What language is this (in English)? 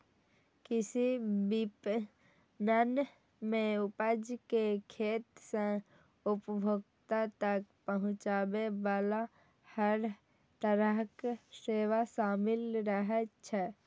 Maithili